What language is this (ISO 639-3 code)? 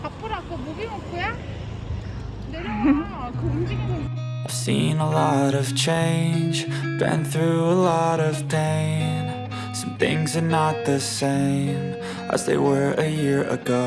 kor